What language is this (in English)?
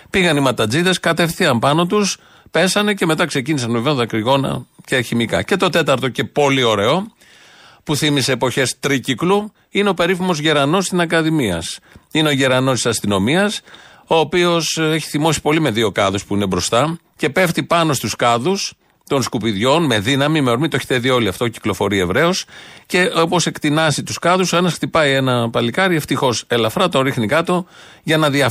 Greek